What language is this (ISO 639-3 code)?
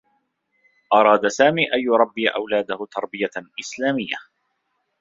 ara